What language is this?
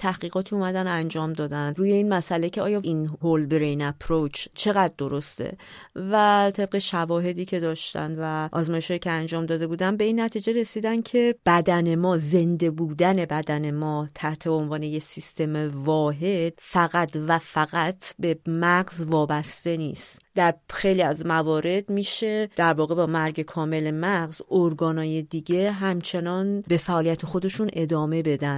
Persian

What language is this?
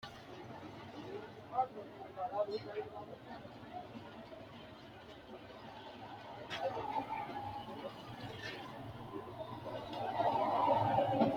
Sidamo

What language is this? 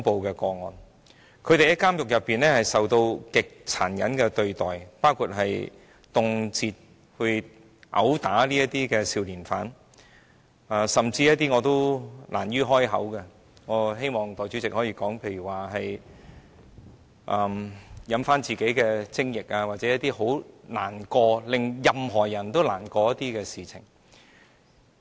Cantonese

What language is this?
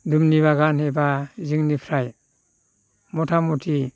Bodo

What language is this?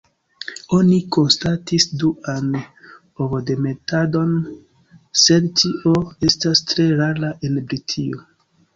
Esperanto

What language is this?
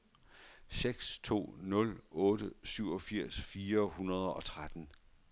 Danish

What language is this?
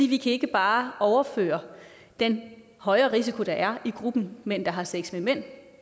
Danish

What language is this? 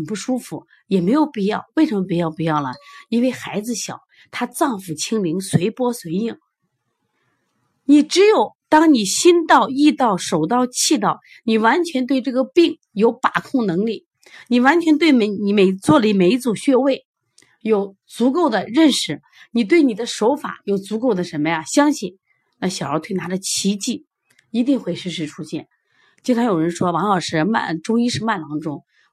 Chinese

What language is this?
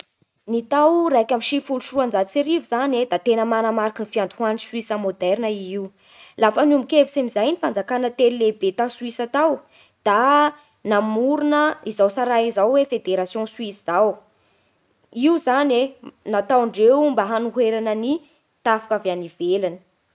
Bara Malagasy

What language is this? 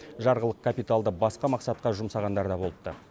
Kazakh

